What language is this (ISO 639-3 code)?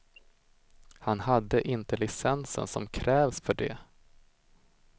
swe